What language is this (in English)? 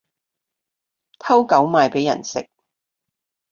Cantonese